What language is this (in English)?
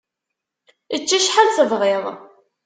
Kabyle